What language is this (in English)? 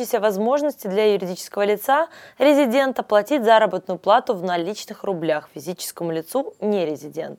Russian